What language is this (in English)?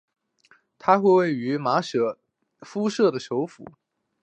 Chinese